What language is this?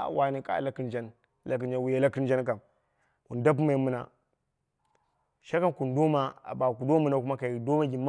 Dera (Nigeria)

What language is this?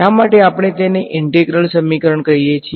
Gujarati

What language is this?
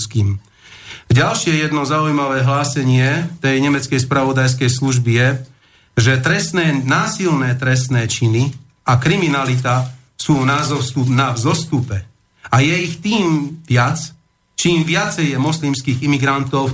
Slovak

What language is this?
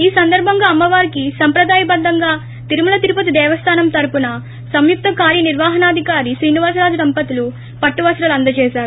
Telugu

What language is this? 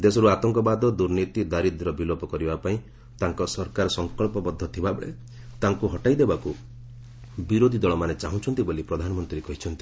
Odia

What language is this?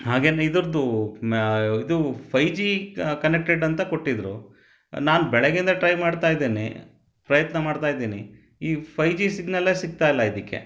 Kannada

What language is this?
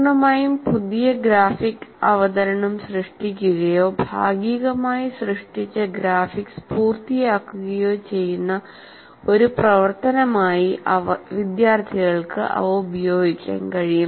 Malayalam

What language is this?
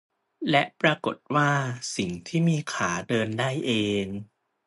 Thai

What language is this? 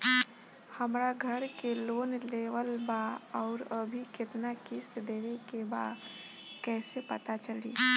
Bhojpuri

